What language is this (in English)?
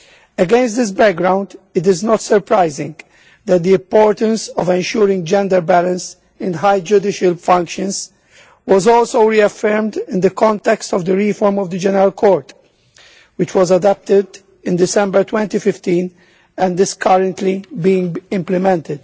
English